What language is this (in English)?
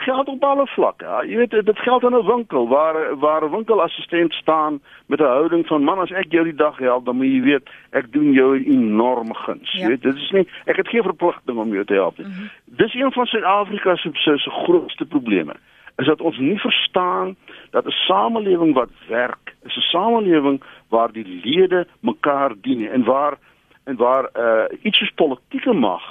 Dutch